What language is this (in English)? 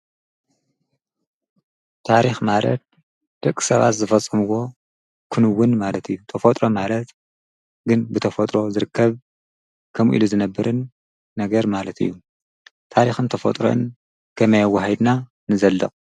Tigrinya